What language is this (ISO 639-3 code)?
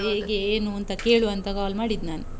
kan